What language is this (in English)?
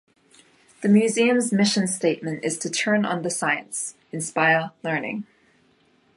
English